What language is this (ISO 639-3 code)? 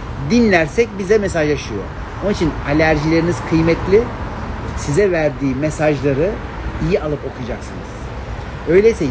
tur